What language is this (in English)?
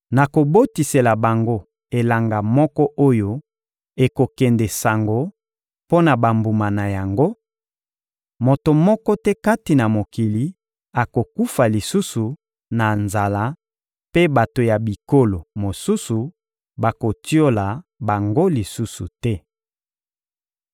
Lingala